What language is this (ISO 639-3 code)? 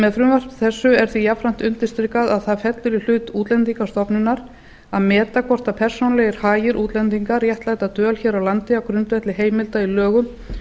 isl